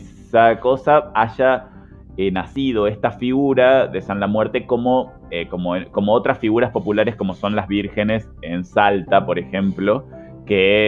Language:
Spanish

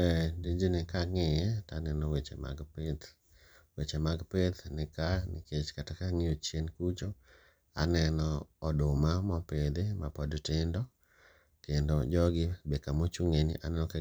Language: Luo (Kenya and Tanzania)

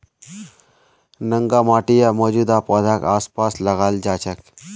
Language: Magahi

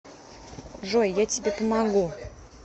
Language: Russian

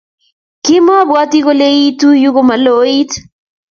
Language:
Kalenjin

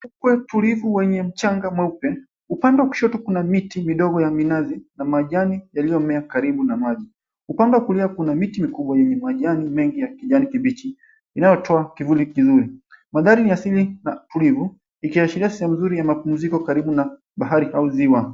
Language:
Swahili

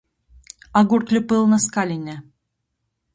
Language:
Latgalian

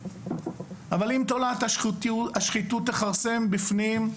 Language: Hebrew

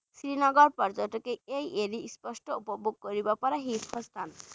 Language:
Bangla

